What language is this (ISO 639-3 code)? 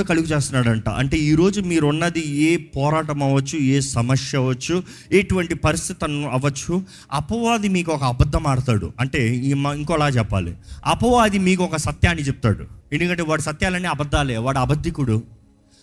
tel